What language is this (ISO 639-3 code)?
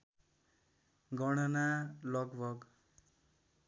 nep